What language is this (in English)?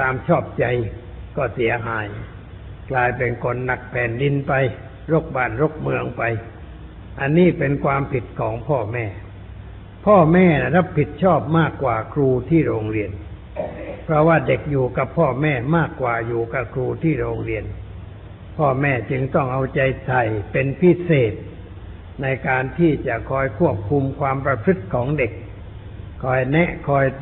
Thai